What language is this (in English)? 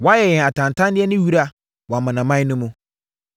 Akan